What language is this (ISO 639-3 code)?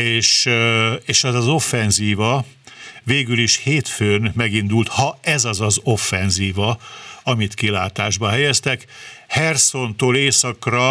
hun